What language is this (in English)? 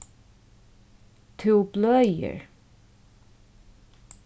Faroese